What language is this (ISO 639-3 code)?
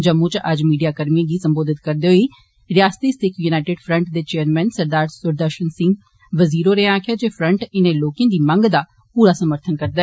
doi